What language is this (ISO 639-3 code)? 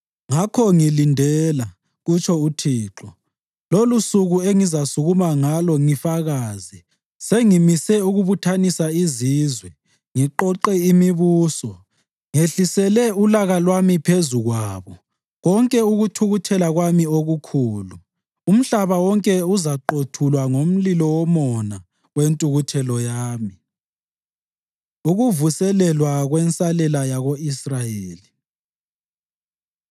nde